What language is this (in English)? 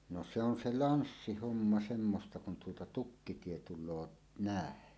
Finnish